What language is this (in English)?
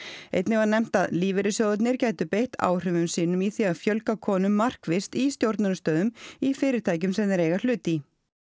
Icelandic